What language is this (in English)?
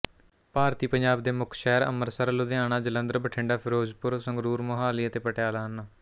Punjabi